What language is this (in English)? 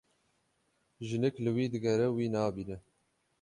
Kurdish